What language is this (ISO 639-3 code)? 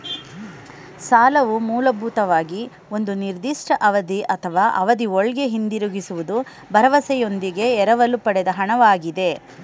kan